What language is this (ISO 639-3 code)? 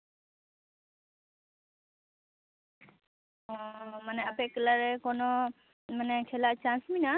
sat